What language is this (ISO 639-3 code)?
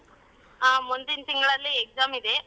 kan